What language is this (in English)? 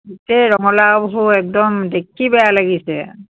Assamese